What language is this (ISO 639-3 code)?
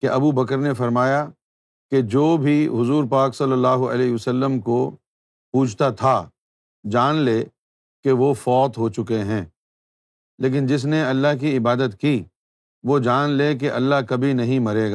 urd